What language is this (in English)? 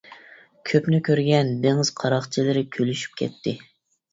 Uyghur